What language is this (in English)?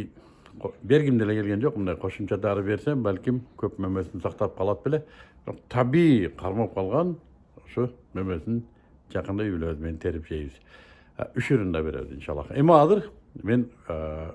Turkish